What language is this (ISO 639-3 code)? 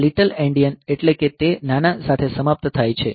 guj